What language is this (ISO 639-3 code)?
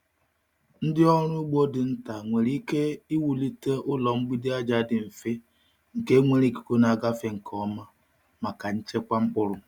ibo